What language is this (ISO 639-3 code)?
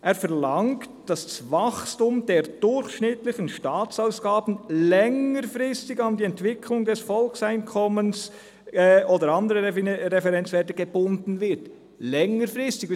gsw